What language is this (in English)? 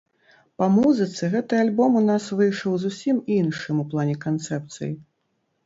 Belarusian